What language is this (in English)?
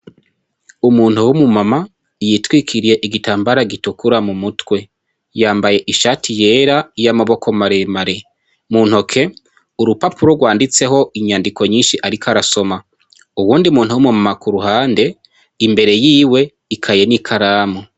Rundi